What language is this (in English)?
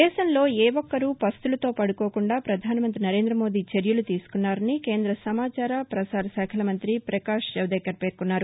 Telugu